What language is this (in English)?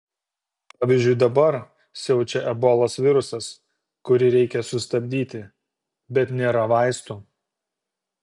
Lithuanian